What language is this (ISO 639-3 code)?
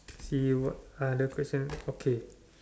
eng